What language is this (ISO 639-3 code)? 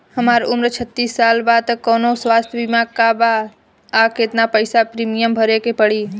bho